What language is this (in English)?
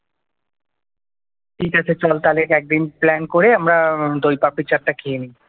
Bangla